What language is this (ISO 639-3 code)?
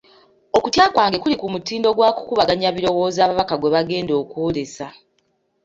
lug